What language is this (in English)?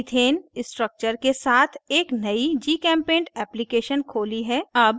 Hindi